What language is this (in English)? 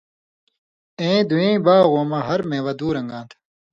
Indus Kohistani